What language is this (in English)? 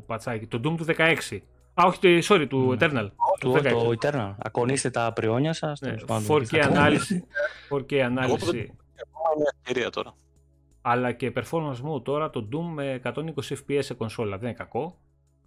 Greek